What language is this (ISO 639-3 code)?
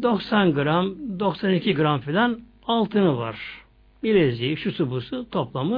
tur